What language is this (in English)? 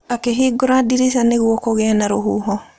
Kikuyu